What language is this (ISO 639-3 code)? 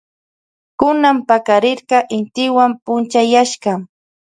qvj